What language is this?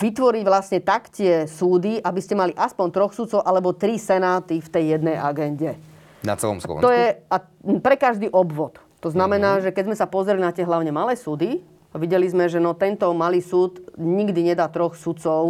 Slovak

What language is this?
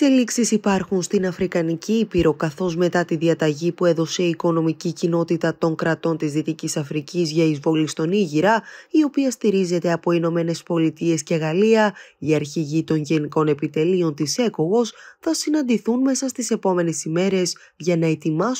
Greek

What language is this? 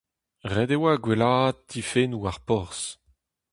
Breton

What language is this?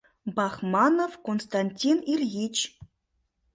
Mari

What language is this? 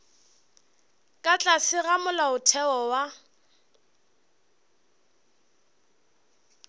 Northern Sotho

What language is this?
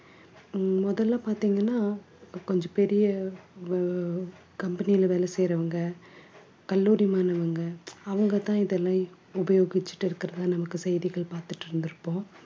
Tamil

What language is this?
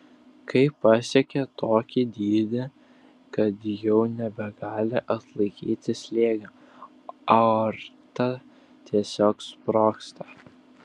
Lithuanian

